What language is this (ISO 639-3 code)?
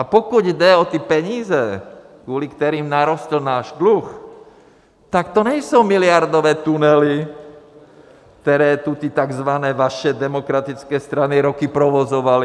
ces